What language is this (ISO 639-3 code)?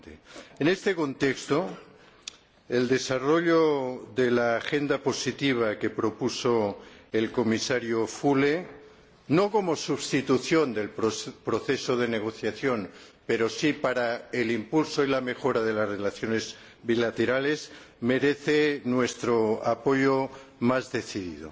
spa